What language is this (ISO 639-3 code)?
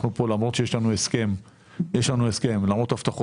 heb